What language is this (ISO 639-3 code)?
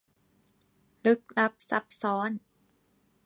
tha